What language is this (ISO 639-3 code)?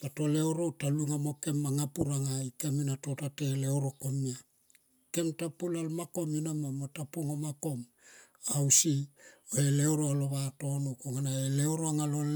tqp